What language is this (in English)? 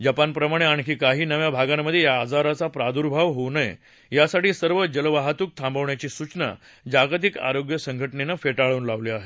Marathi